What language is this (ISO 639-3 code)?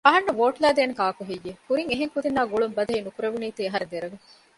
div